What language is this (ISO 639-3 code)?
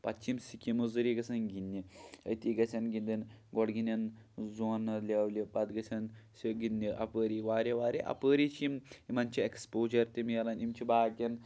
kas